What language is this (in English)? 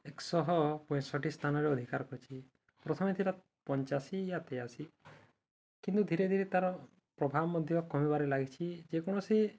Odia